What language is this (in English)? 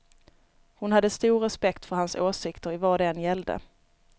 Swedish